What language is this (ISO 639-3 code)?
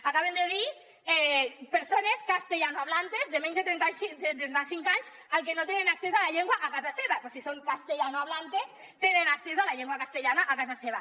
cat